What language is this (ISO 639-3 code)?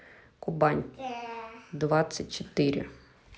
rus